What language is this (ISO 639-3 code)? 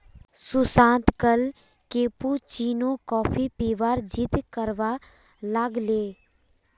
mag